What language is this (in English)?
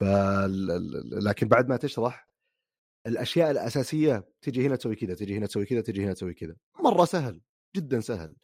Arabic